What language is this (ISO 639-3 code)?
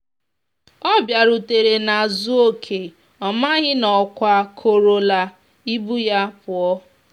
ibo